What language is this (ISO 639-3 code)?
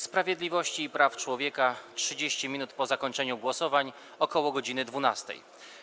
pol